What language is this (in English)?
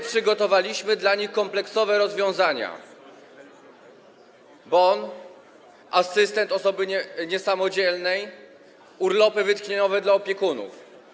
Polish